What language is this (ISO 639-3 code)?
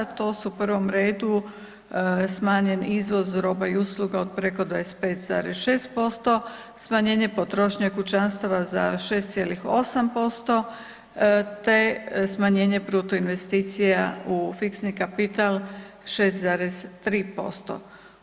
hrv